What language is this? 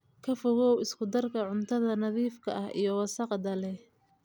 Somali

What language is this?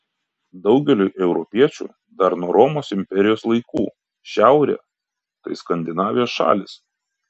Lithuanian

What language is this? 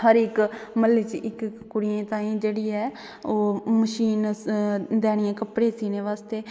Dogri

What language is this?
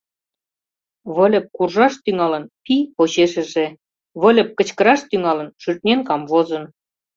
Mari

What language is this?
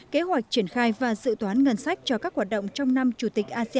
Vietnamese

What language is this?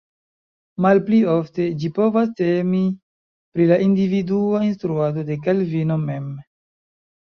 Esperanto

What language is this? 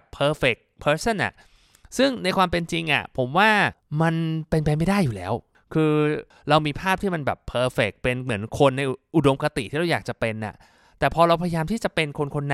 Thai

